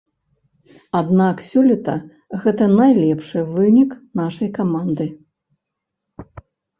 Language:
Belarusian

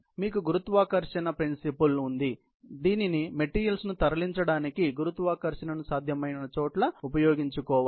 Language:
Telugu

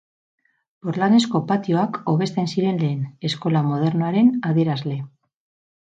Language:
Basque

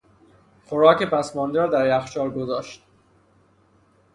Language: Persian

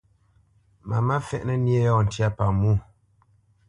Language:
Bamenyam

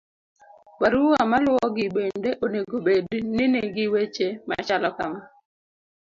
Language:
Luo (Kenya and Tanzania)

